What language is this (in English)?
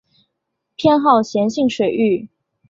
Chinese